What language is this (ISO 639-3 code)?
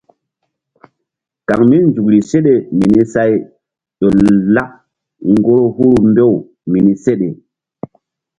mdd